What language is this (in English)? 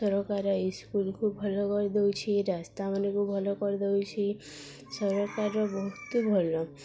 Odia